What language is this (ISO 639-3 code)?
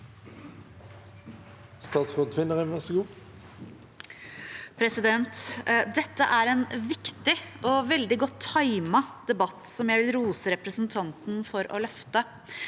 nor